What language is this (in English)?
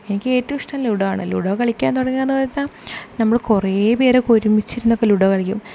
Malayalam